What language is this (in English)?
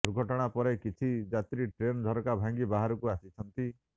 Odia